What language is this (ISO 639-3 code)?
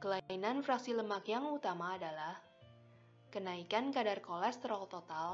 ind